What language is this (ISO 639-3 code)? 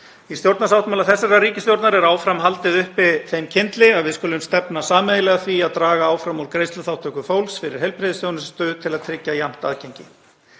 isl